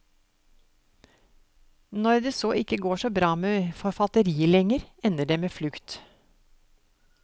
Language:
Norwegian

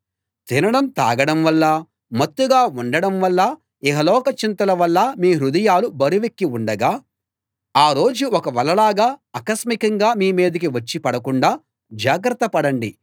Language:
Telugu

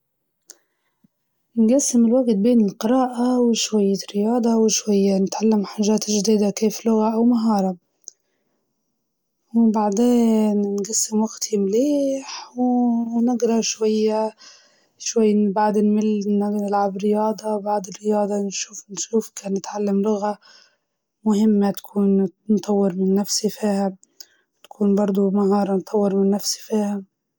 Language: Libyan Arabic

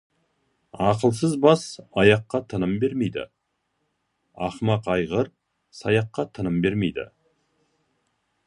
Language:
Kazakh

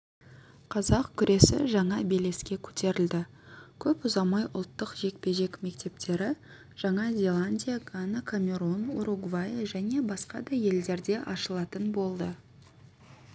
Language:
Kazakh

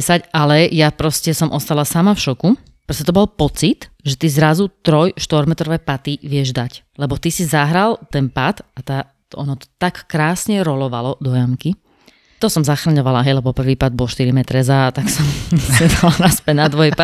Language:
Slovak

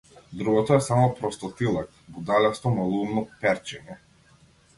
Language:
Macedonian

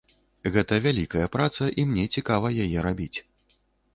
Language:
Belarusian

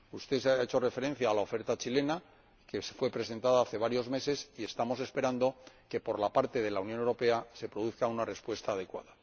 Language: Spanish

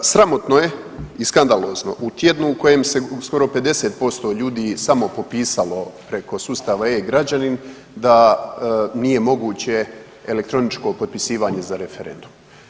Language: Croatian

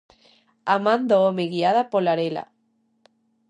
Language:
Galician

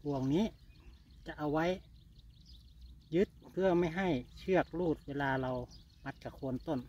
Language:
Thai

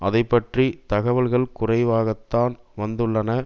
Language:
Tamil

